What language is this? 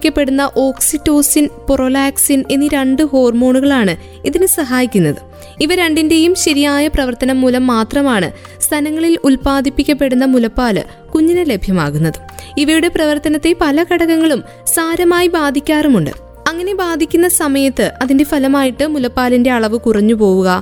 Malayalam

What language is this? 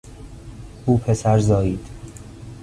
Persian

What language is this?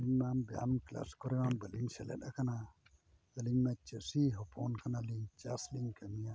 Santali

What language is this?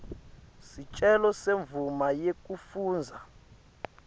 Swati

